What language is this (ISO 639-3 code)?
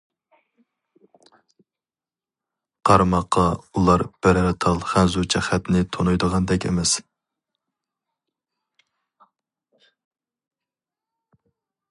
uig